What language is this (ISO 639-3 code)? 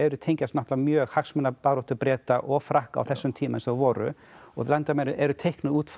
isl